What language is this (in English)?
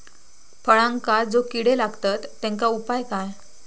Marathi